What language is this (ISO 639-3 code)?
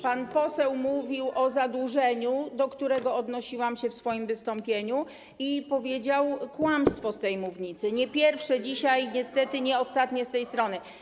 pol